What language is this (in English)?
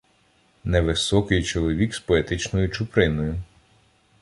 Ukrainian